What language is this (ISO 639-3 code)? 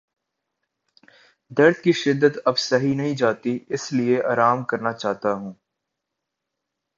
urd